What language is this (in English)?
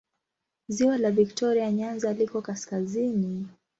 Swahili